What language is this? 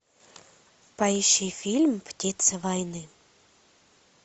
Russian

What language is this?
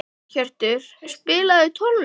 Icelandic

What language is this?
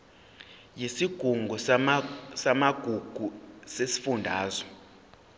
Zulu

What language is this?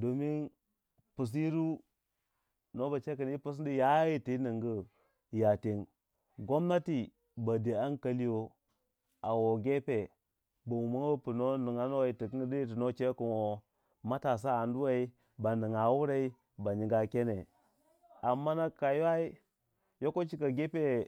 Waja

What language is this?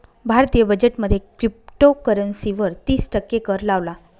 Marathi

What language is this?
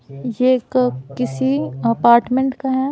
Hindi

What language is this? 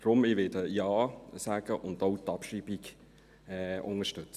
Swiss German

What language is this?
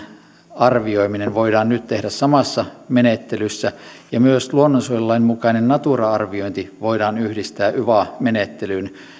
Finnish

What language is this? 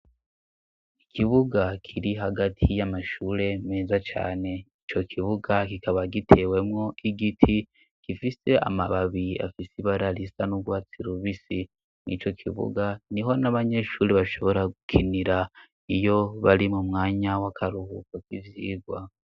Rundi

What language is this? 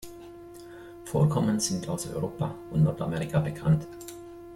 German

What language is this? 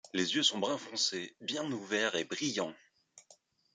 French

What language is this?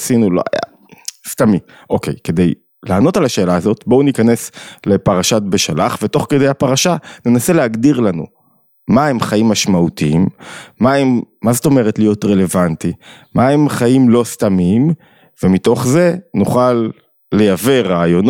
Hebrew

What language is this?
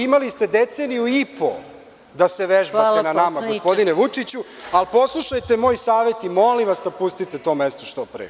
Serbian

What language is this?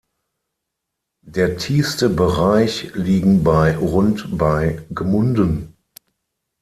German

